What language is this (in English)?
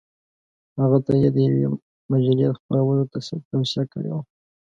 Pashto